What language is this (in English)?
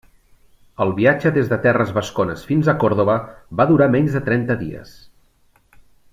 Catalan